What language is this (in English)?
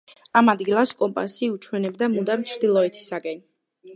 Georgian